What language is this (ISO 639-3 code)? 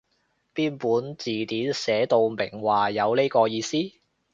yue